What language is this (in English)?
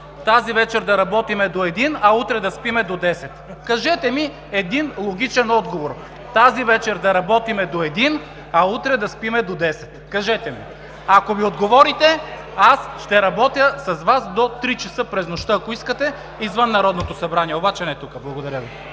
Bulgarian